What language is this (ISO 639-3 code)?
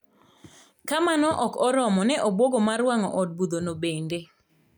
luo